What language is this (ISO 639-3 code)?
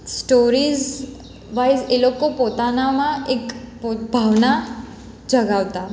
guj